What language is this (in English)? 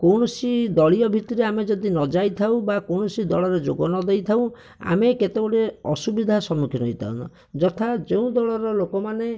Odia